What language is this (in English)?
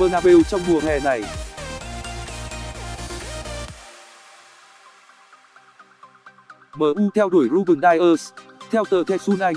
Vietnamese